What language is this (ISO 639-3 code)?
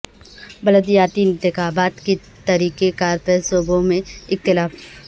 urd